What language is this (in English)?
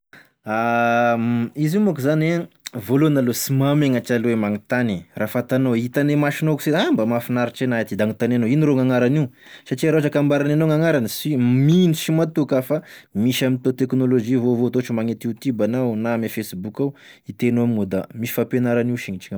Tesaka Malagasy